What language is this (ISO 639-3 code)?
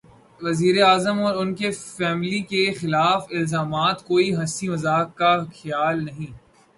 urd